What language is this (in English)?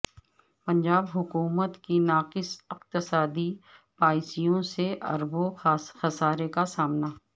Urdu